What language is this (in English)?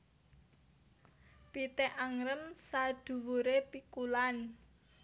Javanese